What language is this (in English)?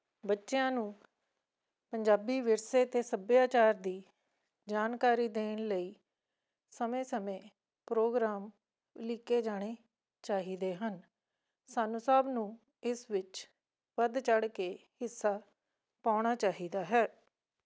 Punjabi